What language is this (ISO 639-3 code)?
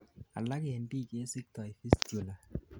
kln